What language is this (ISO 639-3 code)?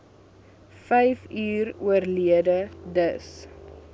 afr